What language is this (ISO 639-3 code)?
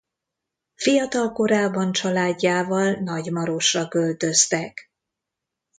hun